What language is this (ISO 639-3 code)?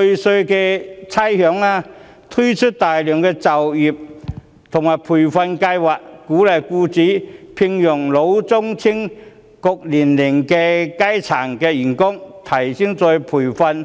yue